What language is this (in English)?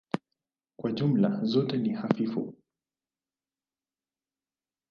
Swahili